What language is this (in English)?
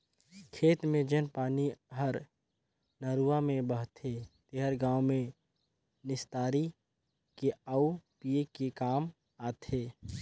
Chhattisgarhi